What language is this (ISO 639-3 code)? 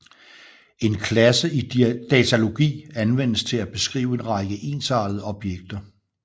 dan